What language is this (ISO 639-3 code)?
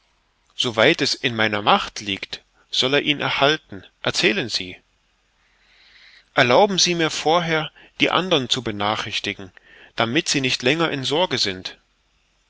deu